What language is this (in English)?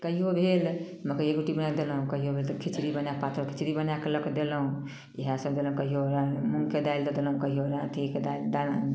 Maithili